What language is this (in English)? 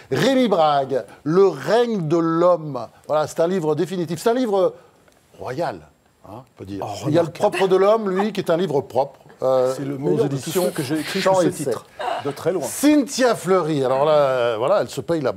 French